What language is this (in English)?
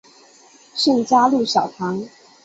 Chinese